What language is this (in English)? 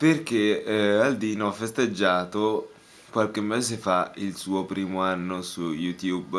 Italian